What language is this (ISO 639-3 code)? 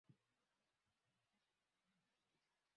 swa